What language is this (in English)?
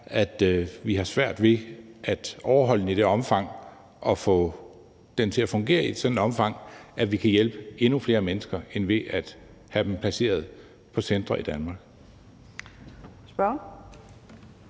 Danish